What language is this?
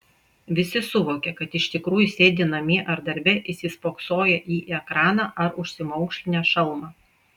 Lithuanian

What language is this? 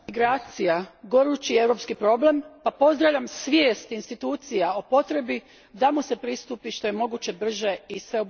Croatian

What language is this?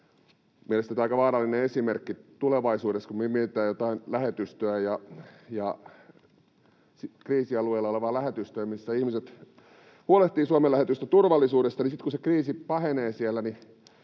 Finnish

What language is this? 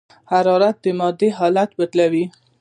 Pashto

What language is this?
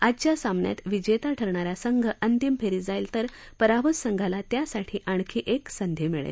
Marathi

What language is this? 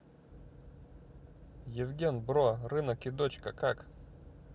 Russian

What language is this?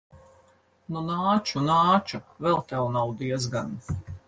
Latvian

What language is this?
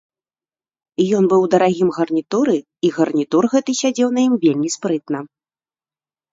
Belarusian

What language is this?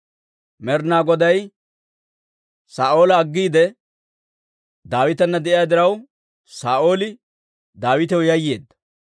Dawro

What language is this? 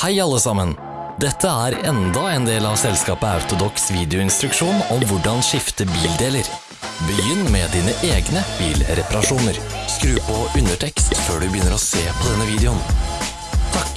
Norwegian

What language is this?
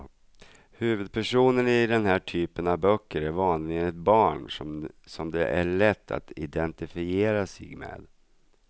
Swedish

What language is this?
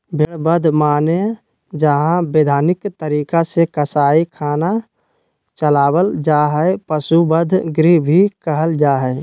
Magahi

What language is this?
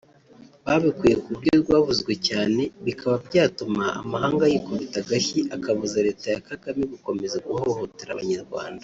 Kinyarwanda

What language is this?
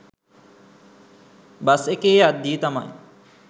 Sinhala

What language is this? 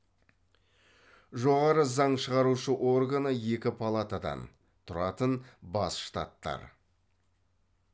Kazakh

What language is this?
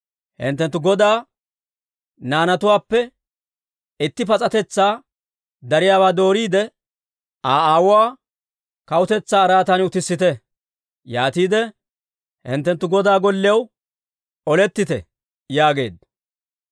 Dawro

